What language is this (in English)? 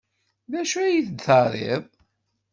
Kabyle